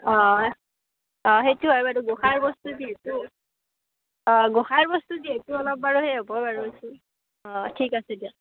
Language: Assamese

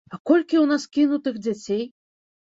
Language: Belarusian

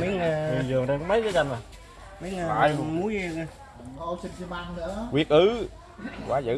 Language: Vietnamese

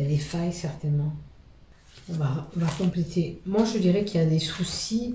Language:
French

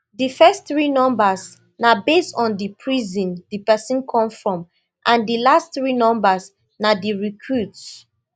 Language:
Nigerian Pidgin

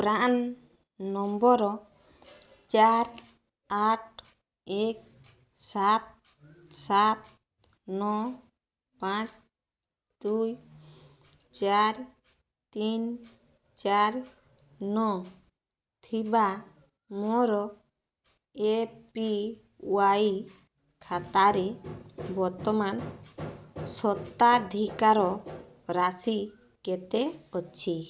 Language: Odia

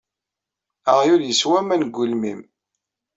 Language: Kabyle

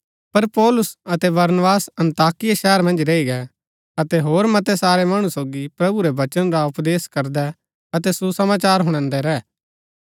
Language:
Gaddi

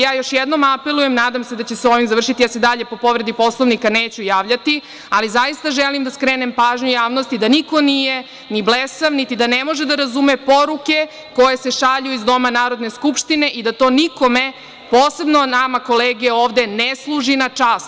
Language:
Serbian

